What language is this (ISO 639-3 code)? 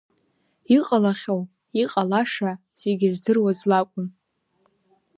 abk